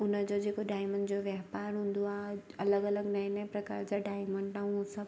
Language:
Sindhi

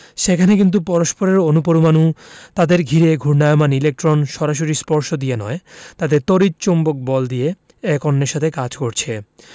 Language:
Bangla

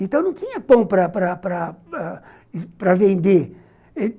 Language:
Portuguese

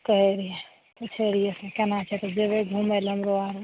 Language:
Maithili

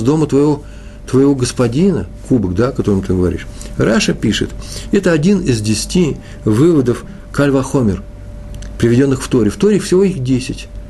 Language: Russian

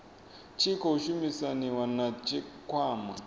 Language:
Venda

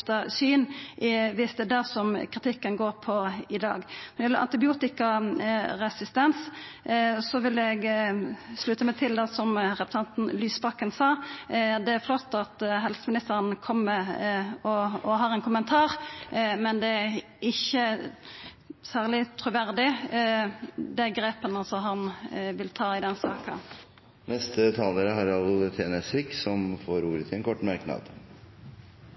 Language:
Norwegian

